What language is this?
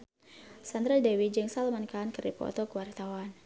Sundanese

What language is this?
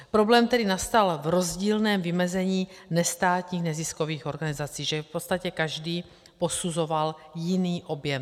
Czech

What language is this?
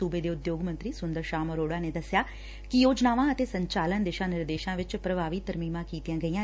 Punjabi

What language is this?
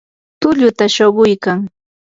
Yanahuanca Pasco Quechua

